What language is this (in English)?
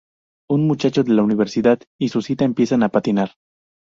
Spanish